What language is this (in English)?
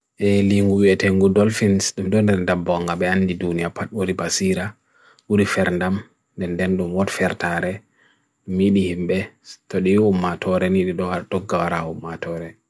Bagirmi Fulfulde